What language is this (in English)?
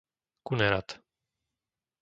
Slovak